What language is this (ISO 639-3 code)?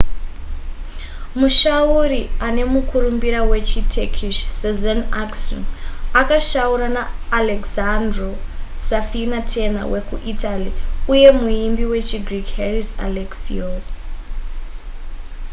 sna